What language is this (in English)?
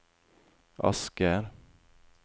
Norwegian